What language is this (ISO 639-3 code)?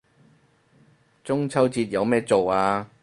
yue